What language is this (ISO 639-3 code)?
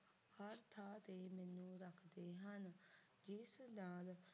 pan